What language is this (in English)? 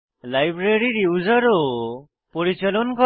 Bangla